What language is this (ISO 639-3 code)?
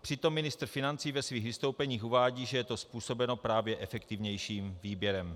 ces